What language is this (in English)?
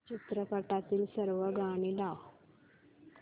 Marathi